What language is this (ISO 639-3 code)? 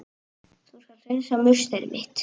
isl